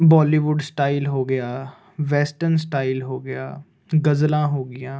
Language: Punjabi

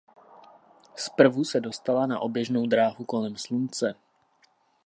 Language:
Czech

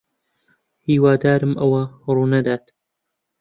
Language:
Central Kurdish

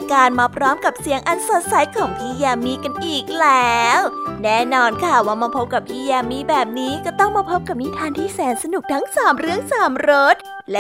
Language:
Thai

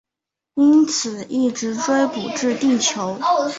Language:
Chinese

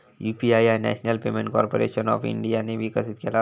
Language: Marathi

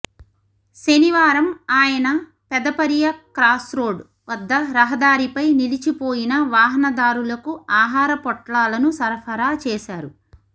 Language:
Telugu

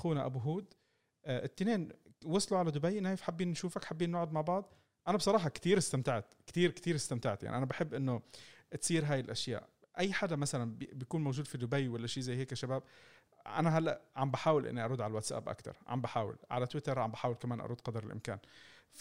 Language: Arabic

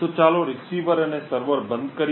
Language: Gujarati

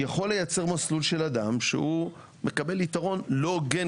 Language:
Hebrew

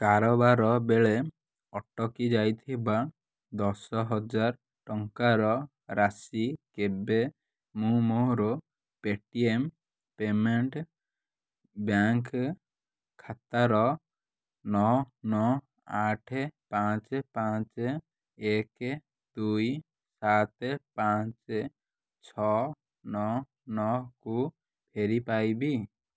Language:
Odia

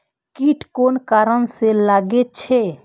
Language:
Maithili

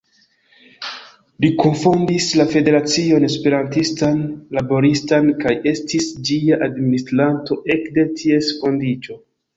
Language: Esperanto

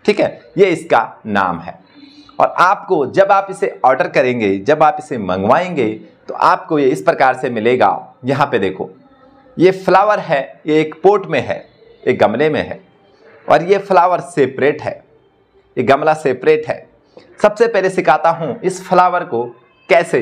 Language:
Hindi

